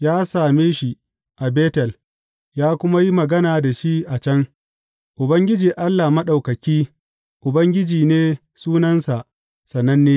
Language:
Hausa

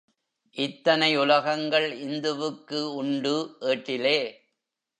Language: Tamil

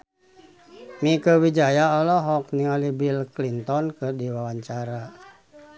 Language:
Sundanese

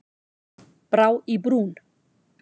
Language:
Icelandic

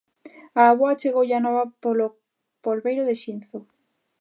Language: Galician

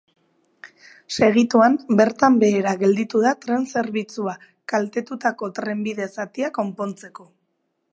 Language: Basque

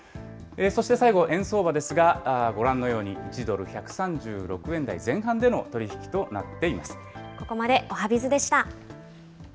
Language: Japanese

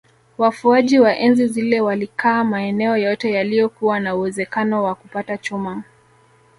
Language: Swahili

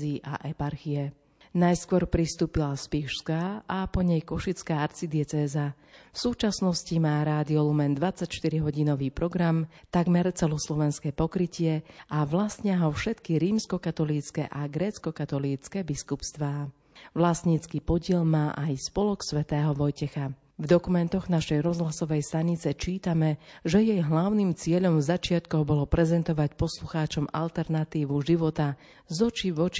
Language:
Slovak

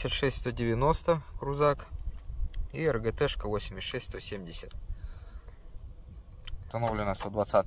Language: Russian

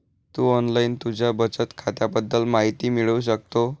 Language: Marathi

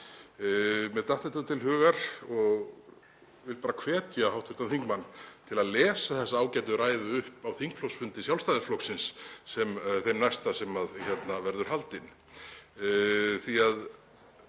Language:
Icelandic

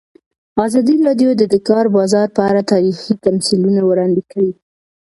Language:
Pashto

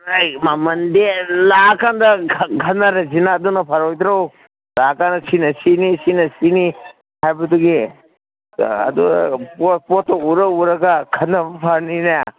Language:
Manipuri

